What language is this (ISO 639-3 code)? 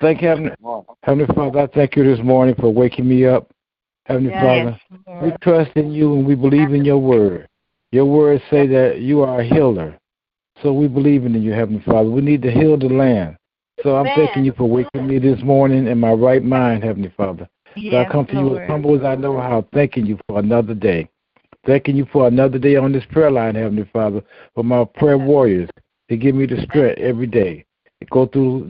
eng